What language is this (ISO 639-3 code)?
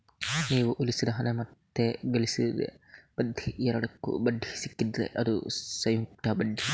kan